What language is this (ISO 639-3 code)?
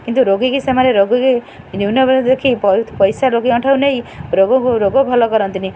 ori